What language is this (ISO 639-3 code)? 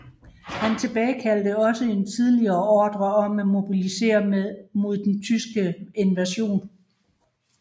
dan